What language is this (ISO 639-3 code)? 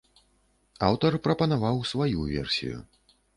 bel